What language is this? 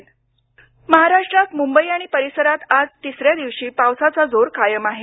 Marathi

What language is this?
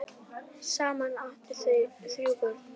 Icelandic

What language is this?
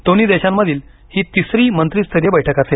Marathi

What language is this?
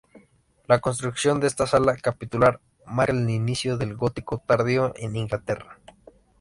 Spanish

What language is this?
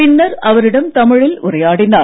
Tamil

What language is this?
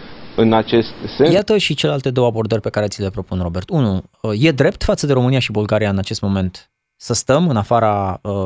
Romanian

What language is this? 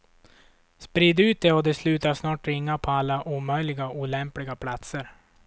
Swedish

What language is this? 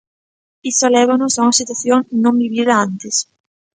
Galician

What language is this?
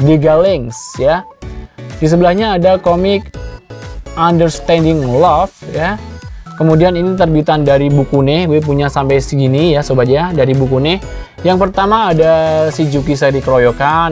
Indonesian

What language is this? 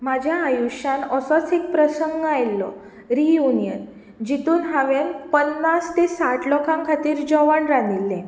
Konkani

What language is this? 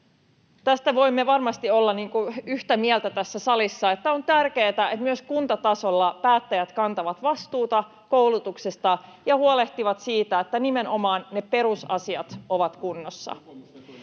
Finnish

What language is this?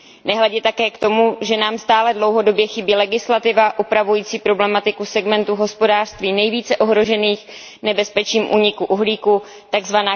Czech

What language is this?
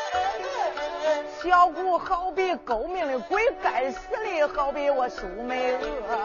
Chinese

